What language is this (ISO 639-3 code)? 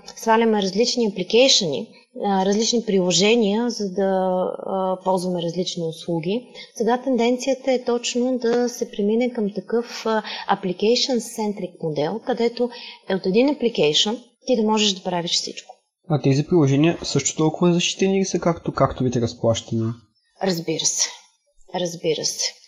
bul